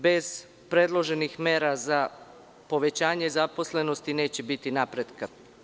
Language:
Serbian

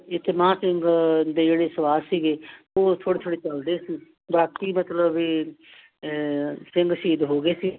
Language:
Punjabi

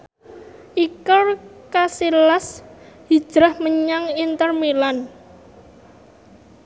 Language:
Javanese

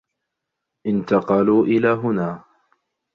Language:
Arabic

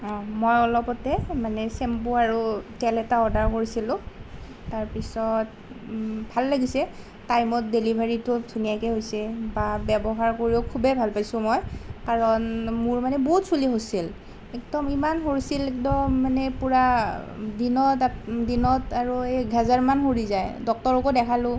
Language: Assamese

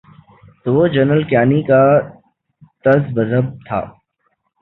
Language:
Urdu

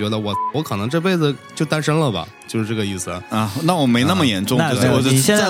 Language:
Chinese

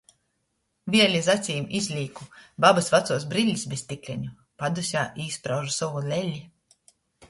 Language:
Latgalian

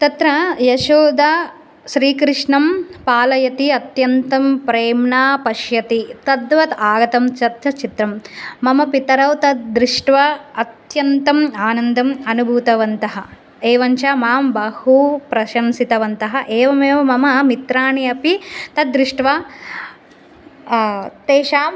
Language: Sanskrit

